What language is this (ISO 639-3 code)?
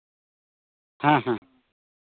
sat